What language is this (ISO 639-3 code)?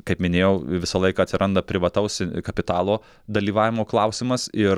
lit